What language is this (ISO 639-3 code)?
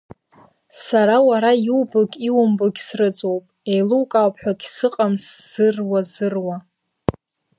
abk